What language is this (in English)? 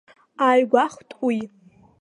Abkhazian